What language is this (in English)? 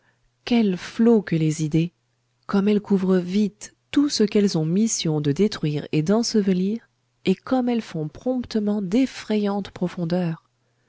French